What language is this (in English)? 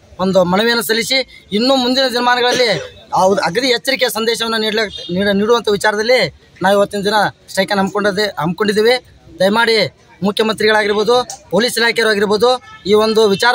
Kannada